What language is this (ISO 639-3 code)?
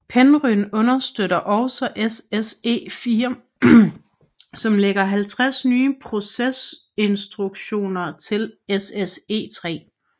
dan